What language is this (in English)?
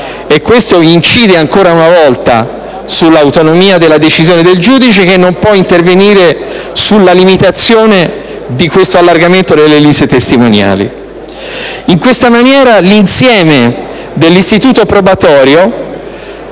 Italian